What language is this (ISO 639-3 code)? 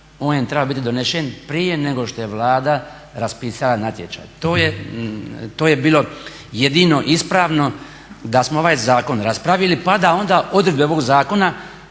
hrv